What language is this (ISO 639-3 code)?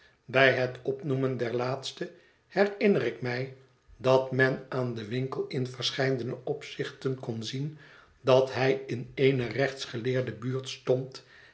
nld